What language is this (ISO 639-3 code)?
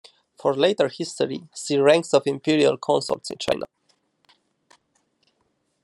eng